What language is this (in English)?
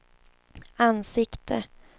Swedish